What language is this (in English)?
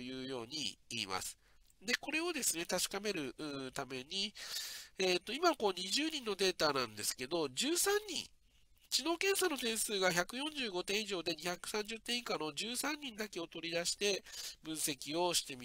Japanese